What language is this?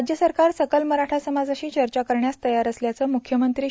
Marathi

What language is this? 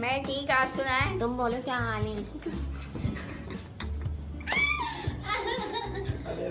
Urdu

